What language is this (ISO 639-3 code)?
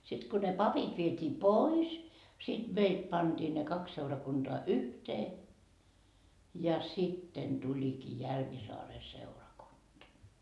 fin